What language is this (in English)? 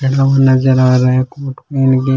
Rajasthani